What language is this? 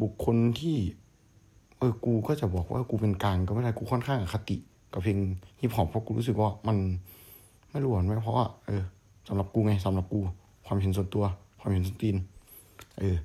Thai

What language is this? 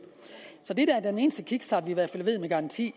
Danish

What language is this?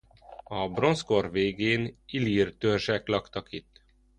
Hungarian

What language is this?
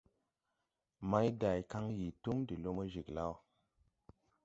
Tupuri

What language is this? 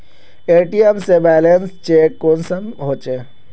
Magahi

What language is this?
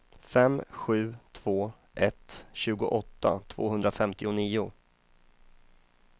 Swedish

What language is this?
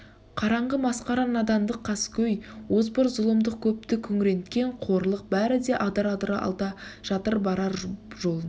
Kazakh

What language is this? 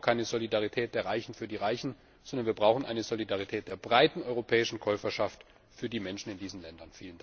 German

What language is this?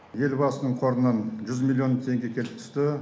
Kazakh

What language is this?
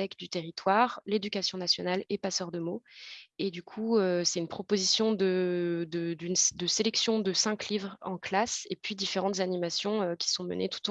French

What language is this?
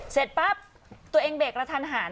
Thai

